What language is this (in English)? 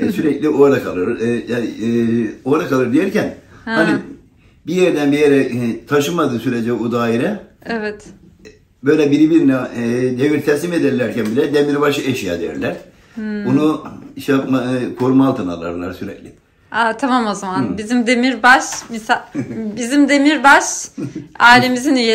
Turkish